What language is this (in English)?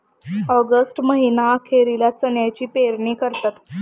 Marathi